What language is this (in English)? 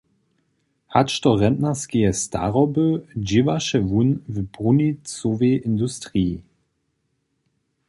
Upper Sorbian